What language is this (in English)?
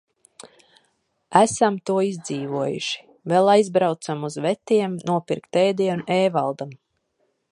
Latvian